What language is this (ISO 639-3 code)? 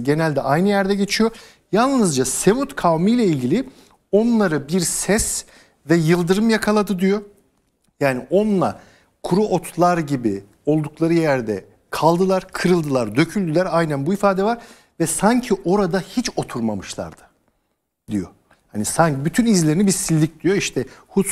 tur